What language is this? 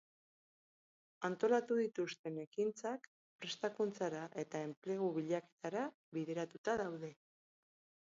Basque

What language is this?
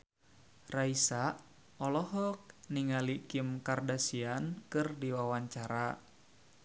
Sundanese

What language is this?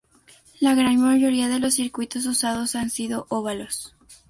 Spanish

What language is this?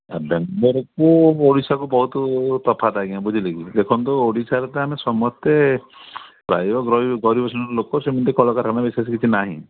Odia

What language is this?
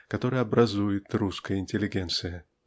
Russian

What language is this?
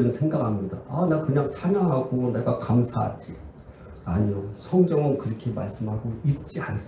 Korean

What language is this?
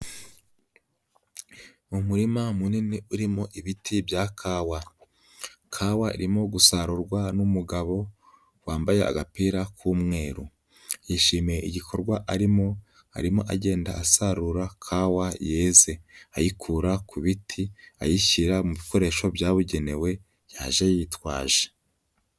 Kinyarwanda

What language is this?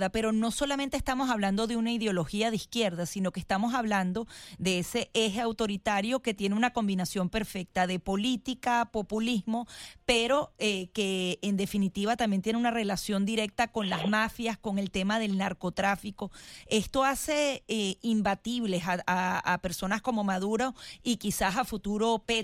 Spanish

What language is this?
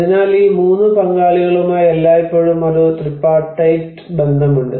Malayalam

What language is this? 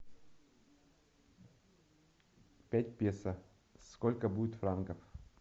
Russian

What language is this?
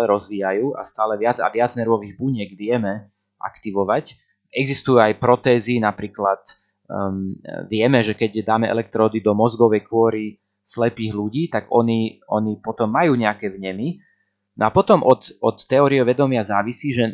Slovak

